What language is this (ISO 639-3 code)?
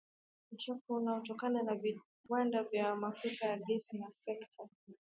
swa